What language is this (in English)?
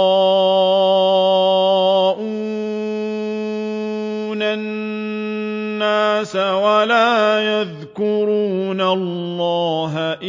Arabic